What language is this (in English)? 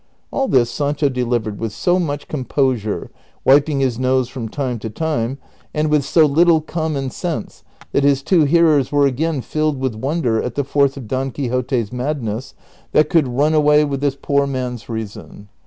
English